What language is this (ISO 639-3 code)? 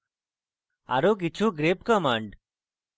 ben